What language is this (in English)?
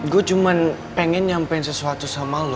Indonesian